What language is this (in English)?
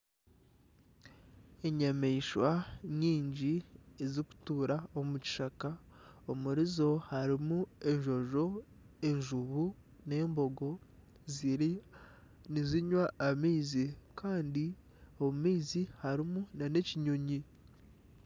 Nyankole